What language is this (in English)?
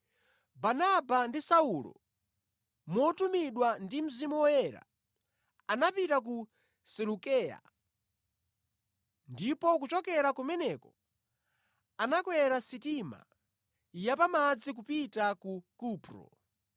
Nyanja